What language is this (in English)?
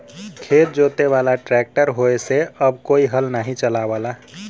Bhojpuri